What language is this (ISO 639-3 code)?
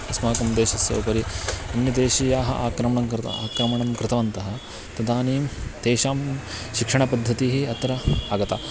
san